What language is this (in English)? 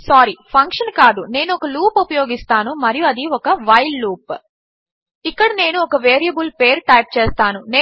Telugu